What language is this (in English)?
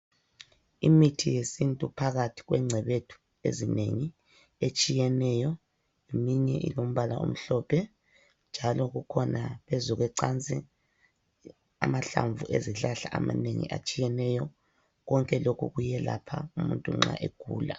North Ndebele